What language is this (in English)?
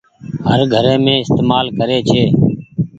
Goaria